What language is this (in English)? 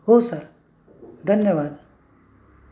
Marathi